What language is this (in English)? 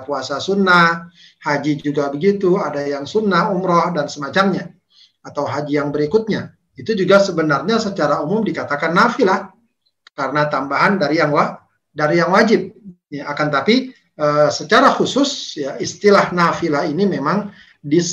Indonesian